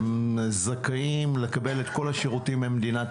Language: Hebrew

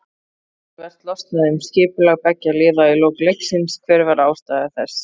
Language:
Icelandic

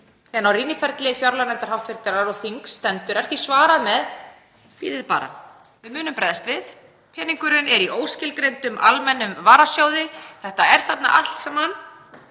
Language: Icelandic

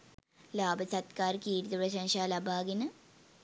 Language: Sinhala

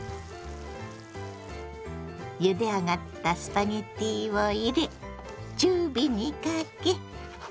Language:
Japanese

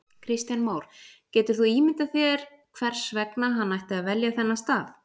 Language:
Icelandic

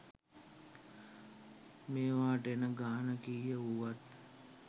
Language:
Sinhala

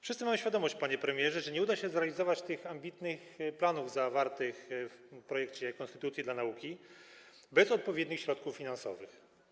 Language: Polish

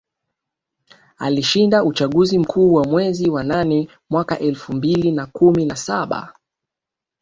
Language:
Swahili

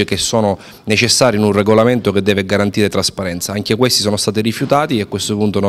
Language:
Italian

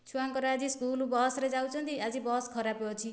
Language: Odia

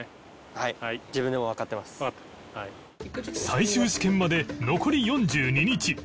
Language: Japanese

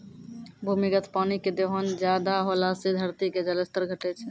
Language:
Maithili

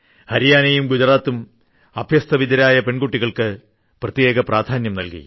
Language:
Malayalam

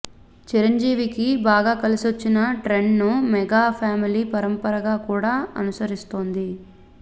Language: Telugu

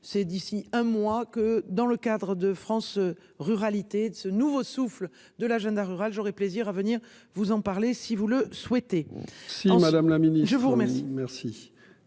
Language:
French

